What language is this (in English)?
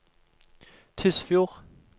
Norwegian